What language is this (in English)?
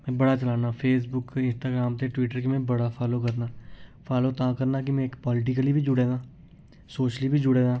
Dogri